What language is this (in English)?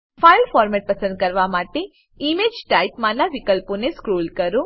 Gujarati